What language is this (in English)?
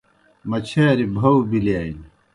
Kohistani Shina